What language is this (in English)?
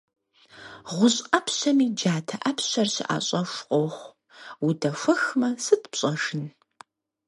Kabardian